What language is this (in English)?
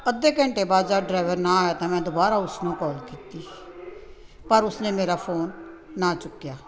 Punjabi